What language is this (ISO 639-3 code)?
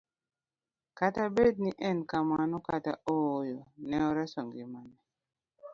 luo